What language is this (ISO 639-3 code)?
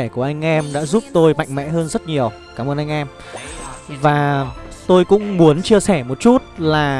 vie